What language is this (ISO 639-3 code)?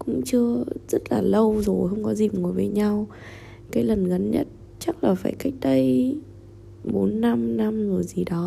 vie